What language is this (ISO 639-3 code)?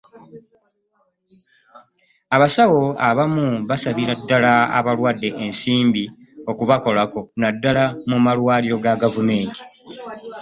lug